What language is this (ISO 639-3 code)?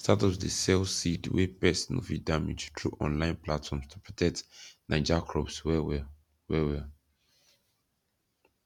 pcm